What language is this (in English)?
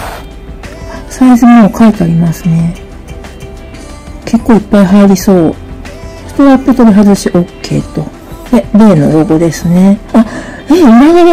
Japanese